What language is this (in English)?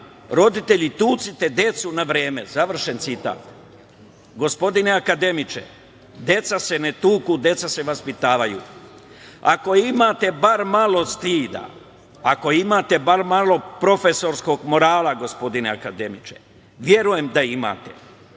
Serbian